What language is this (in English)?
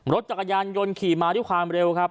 Thai